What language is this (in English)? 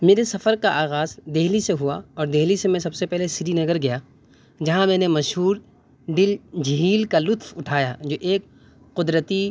Urdu